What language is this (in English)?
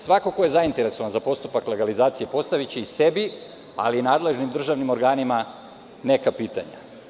Serbian